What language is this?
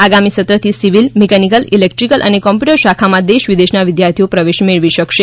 Gujarati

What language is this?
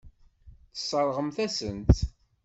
Kabyle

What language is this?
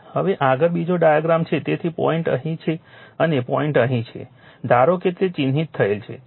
Gujarati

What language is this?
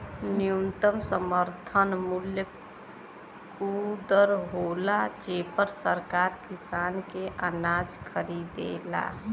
Bhojpuri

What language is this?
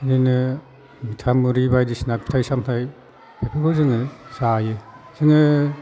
Bodo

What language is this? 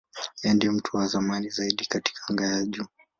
Swahili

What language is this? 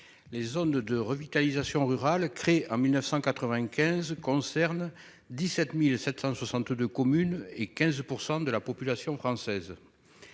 French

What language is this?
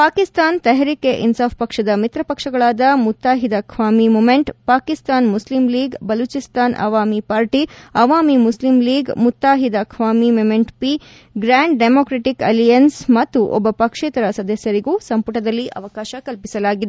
Kannada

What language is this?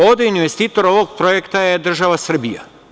Serbian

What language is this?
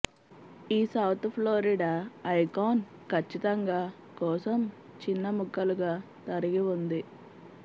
Telugu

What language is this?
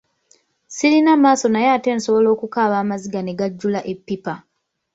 Ganda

